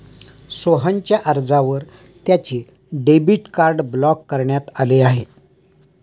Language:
Marathi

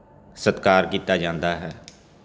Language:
Punjabi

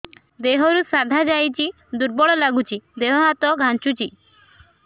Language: Odia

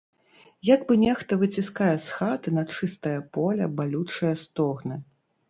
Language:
Belarusian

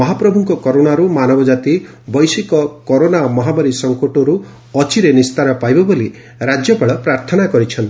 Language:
Odia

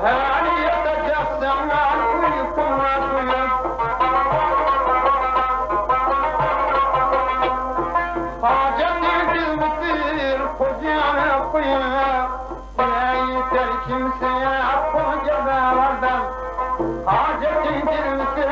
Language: Uzbek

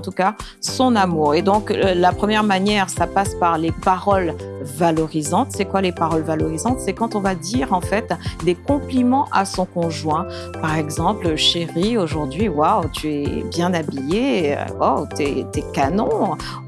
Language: French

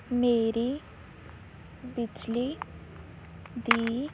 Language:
Punjabi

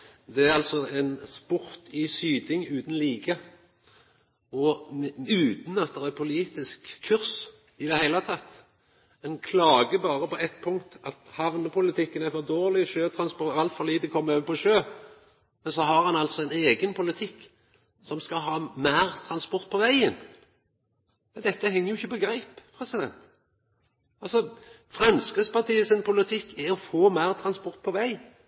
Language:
Norwegian Nynorsk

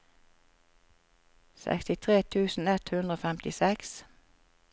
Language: Norwegian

